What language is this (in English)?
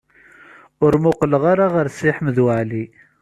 Kabyle